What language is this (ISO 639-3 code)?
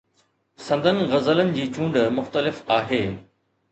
snd